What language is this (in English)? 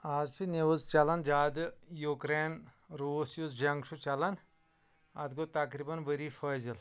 Kashmiri